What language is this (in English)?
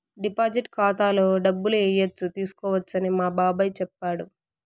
Telugu